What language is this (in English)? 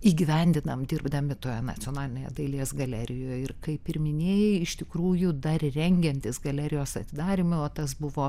Lithuanian